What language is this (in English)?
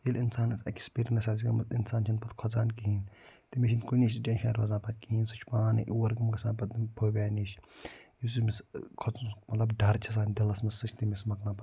Kashmiri